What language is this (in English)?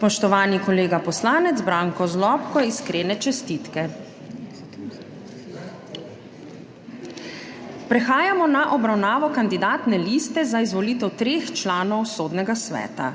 Slovenian